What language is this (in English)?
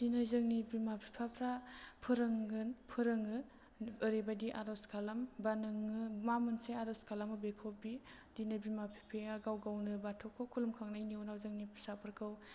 Bodo